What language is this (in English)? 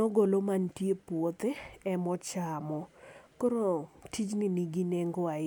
Luo (Kenya and Tanzania)